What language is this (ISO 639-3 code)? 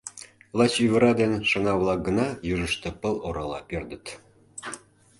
chm